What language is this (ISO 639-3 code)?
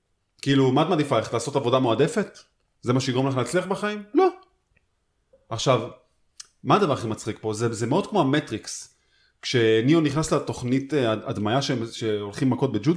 heb